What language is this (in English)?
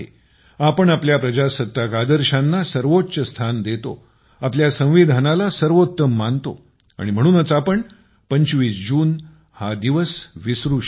Marathi